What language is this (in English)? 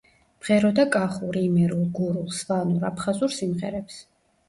Georgian